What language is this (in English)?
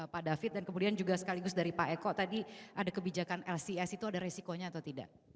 Indonesian